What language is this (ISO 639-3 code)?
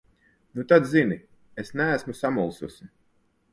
lav